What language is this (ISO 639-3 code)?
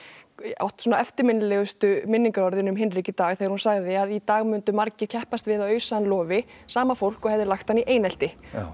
isl